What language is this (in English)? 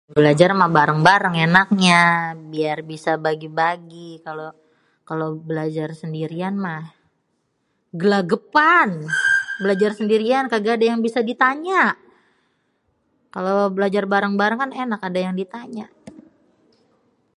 Betawi